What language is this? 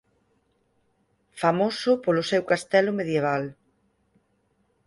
Galician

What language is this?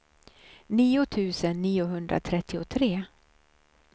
Swedish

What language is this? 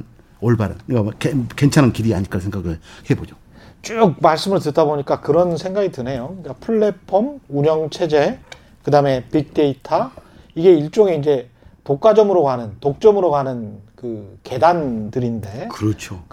Korean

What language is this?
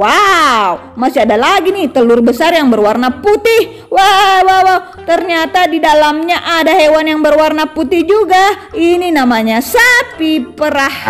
Indonesian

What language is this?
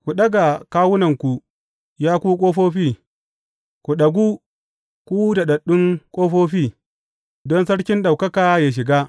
Hausa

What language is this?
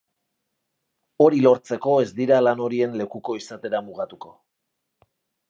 Basque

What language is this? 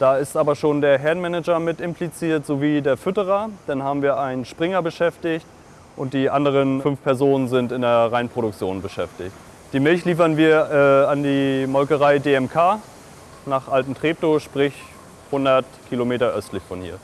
German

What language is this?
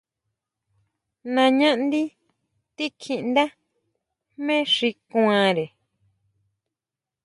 Huautla Mazatec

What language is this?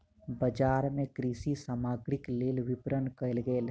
Maithili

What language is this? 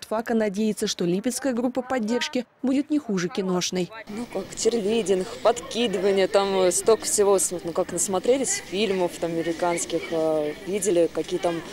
Russian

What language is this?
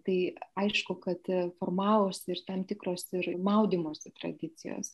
Lithuanian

